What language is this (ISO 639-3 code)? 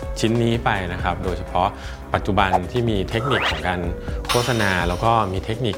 tha